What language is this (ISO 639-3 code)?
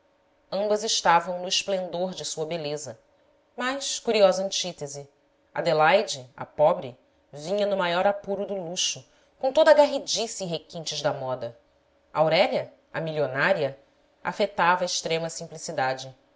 por